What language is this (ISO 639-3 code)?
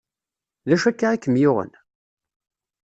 kab